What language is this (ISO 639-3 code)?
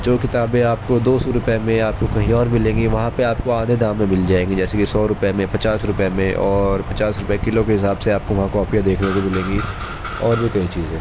urd